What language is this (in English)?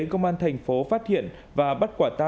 Vietnamese